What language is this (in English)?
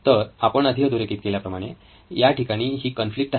Marathi